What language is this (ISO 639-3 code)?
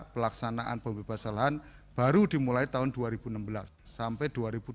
ind